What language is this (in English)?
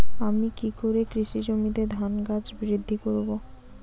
Bangla